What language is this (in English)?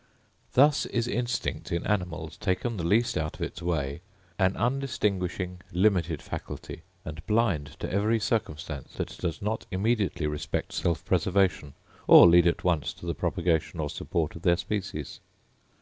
English